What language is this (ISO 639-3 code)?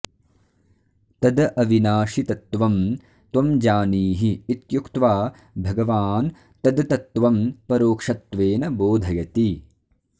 san